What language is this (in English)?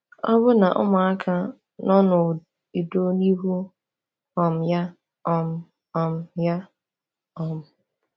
Igbo